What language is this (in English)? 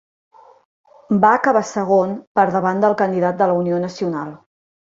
Catalan